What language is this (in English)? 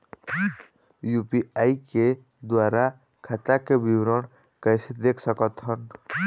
Chhattisgarhi